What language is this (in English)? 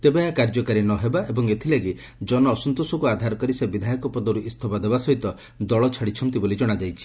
Odia